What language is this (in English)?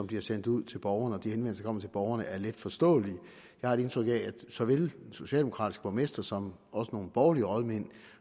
Danish